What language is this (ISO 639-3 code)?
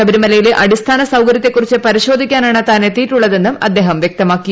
mal